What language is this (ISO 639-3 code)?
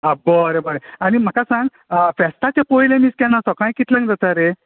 kok